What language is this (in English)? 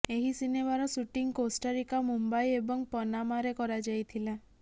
Odia